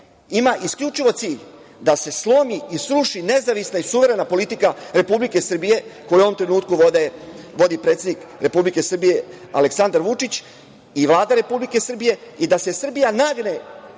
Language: Serbian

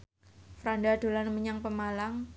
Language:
Javanese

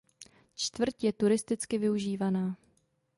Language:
Czech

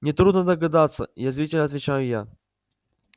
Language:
Russian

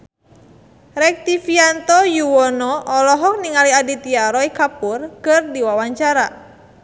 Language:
Sundanese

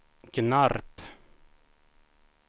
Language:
Swedish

